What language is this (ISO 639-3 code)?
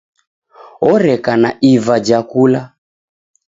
dav